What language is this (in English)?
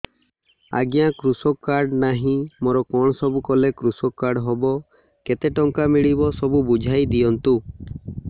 Odia